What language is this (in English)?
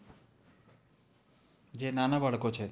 Gujarati